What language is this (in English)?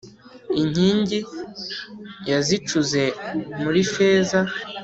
Kinyarwanda